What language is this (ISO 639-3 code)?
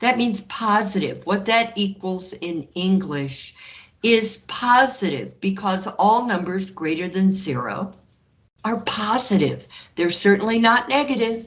eng